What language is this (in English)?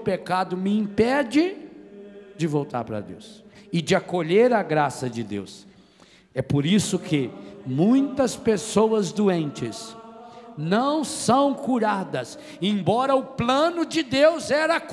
Portuguese